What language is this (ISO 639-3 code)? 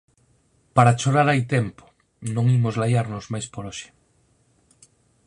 glg